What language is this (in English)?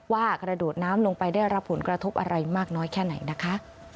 Thai